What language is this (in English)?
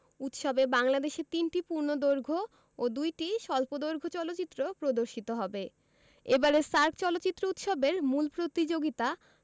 Bangla